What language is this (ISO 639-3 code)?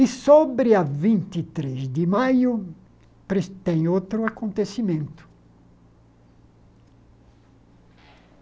por